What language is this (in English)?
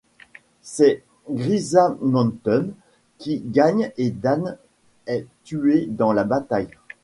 French